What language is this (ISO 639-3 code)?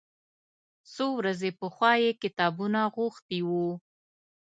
pus